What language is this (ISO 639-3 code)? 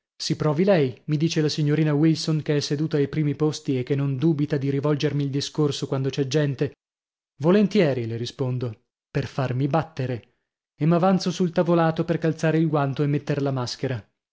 ita